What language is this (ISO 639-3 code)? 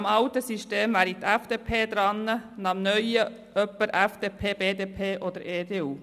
gsw